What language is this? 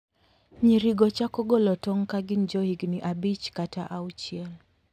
Luo (Kenya and Tanzania)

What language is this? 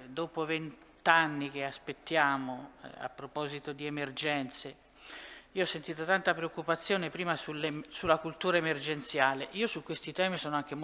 Italian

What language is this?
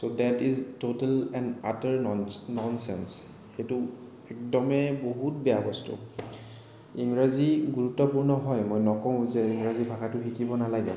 Assamese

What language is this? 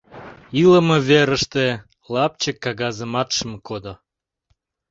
Mari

